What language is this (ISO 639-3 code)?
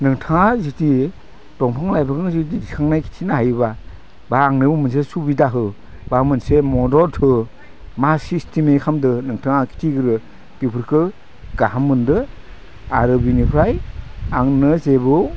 brx